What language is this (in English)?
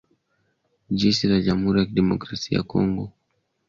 Swahili